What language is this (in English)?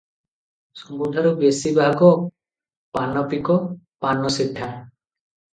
Odia